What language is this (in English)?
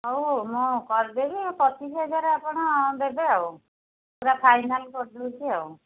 Odia